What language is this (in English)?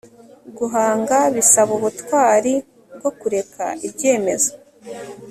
Kinyarwanda